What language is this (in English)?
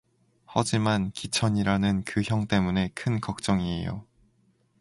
Korean